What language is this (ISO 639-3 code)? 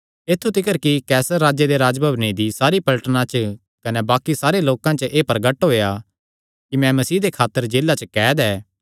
xnr